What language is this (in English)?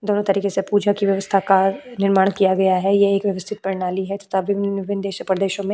Hindi